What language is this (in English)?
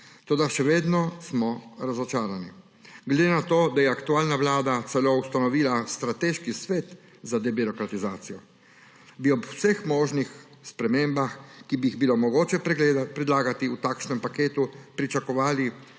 Slovenian